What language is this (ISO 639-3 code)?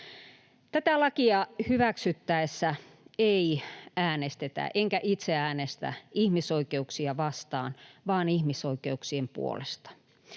fin